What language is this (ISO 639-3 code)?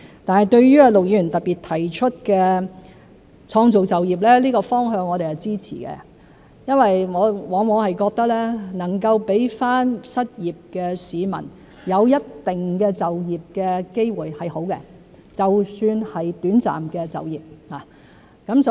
yue